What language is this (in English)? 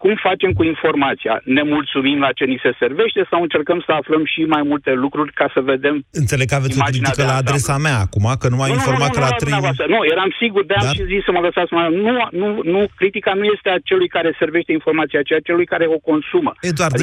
Romanian